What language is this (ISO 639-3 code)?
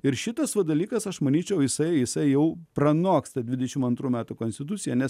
lit